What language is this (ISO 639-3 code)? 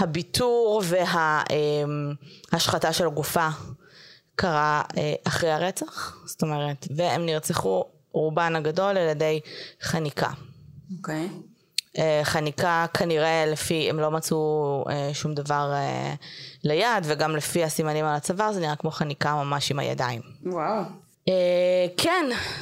heb